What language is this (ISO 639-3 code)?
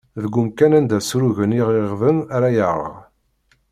kab